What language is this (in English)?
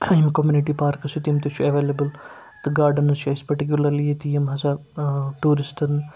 Kashmiri